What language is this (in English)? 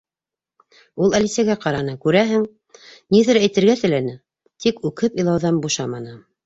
Bashkir